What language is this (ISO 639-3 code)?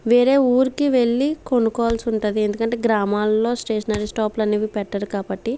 tel